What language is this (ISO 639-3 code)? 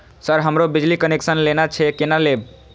mai